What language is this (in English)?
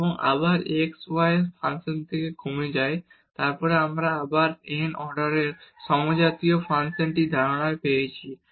Bangla